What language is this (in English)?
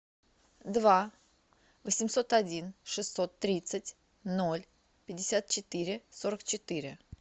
Russian